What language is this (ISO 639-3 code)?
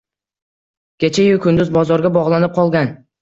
uzb